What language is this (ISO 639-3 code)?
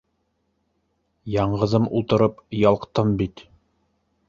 bak